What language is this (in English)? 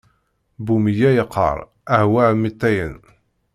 Kabyle